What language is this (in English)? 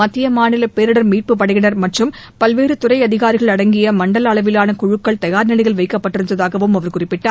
Tamil